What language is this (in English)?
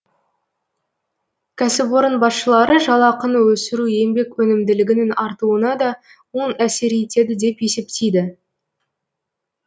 Kazakh